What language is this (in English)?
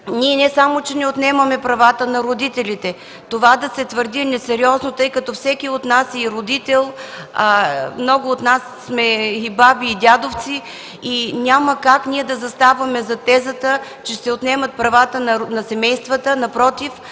Bulgarian